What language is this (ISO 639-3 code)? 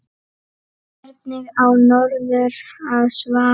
isl